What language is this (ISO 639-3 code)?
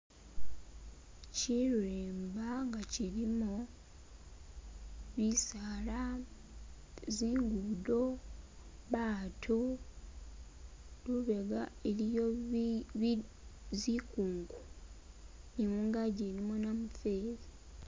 myx